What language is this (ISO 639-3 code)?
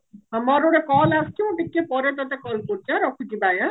ori